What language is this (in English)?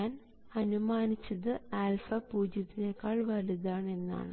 Malayalam